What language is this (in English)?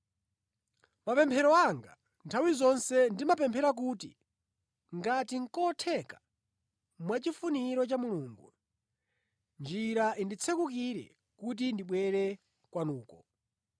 Nyanja